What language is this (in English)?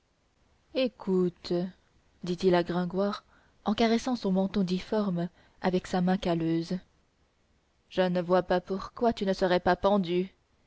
French